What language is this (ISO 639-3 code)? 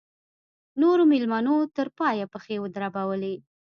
pus